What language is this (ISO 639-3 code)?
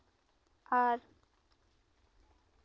sat